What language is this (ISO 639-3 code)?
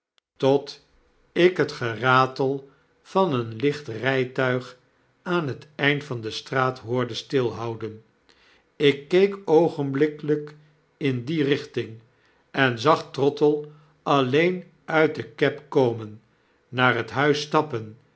nld